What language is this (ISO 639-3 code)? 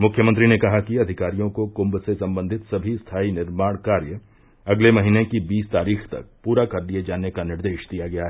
hin